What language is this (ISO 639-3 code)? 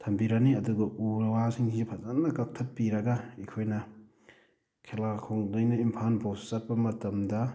mni